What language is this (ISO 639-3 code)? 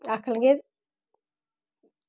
doi